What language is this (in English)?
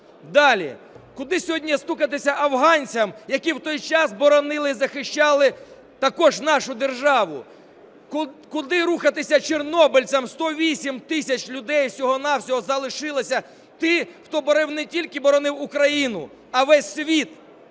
Ukrainian